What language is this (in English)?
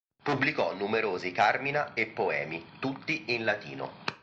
Italian